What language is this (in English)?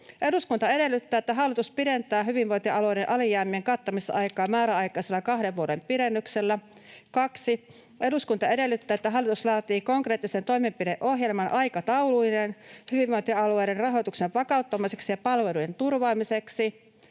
Finnish